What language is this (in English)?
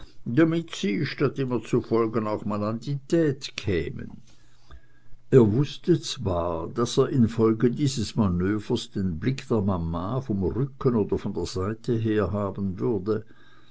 German